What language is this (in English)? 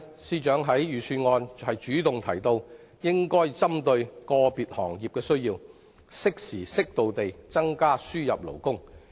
Cantonese